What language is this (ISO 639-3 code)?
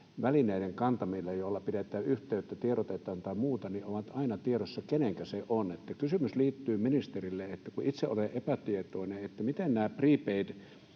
fin